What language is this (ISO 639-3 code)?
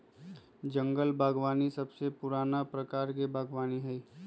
mag